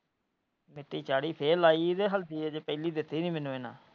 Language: Punjabi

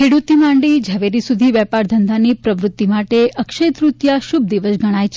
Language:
Gujarati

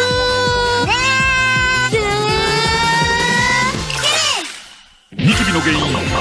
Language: Japanese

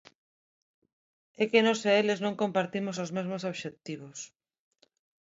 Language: Galician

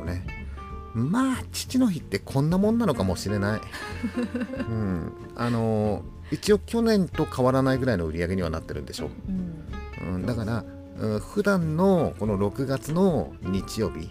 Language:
Japanese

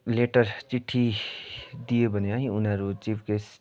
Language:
Nepali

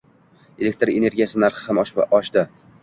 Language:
Uzbek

